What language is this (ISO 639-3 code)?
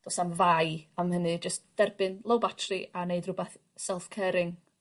cym